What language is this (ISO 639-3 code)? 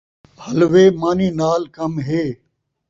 skr